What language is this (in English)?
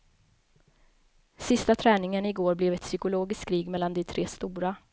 Swedish